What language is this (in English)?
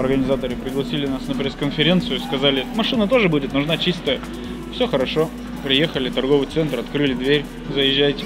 Russian